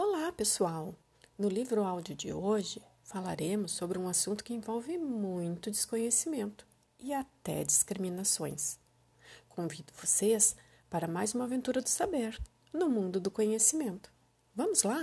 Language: Portuguese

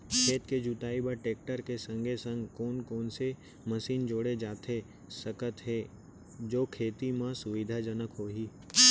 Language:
Chhattisgarhi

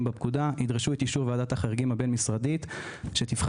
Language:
Hebrew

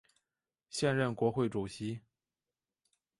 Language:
Chinese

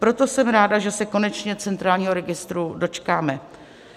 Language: Czech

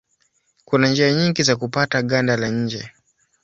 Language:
Swahili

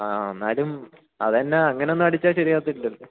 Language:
Malayalam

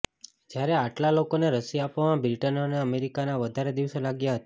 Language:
Gujarati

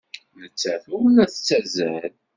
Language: Kabyle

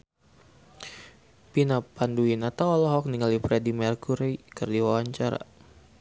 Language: Sundanese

